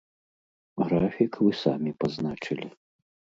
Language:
Belarusian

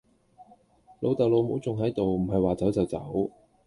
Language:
Cantonese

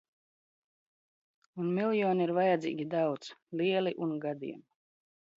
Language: Latvian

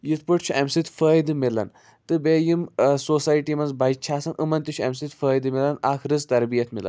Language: Kashmiri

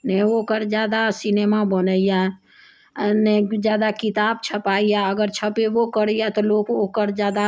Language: Maithili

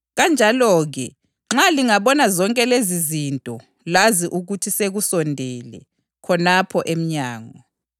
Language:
North Ndebele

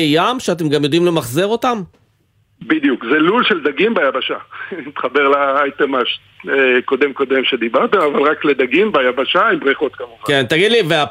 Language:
Hebrew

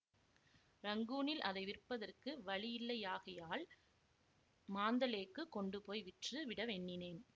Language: Tamil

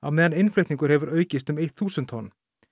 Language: Icelandic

